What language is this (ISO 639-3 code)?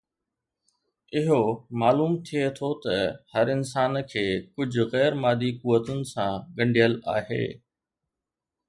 snd